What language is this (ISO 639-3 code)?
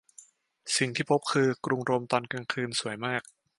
tha